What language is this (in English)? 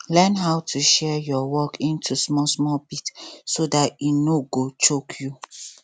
Nigerian Pidgin